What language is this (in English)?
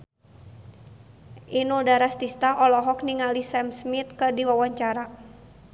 Sundanese